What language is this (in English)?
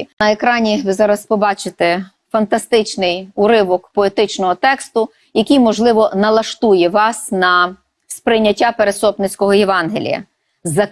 Ukrainian